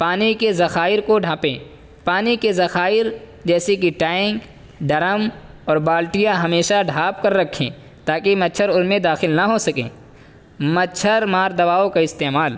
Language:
Urdu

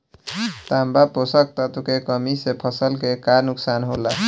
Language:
Bhojpuri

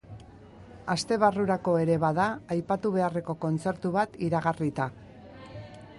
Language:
Basque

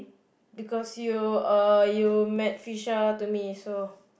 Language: English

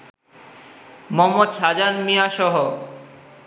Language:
Bangla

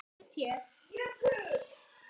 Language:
Icelandic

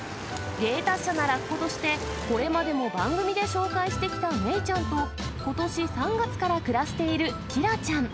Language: Japanese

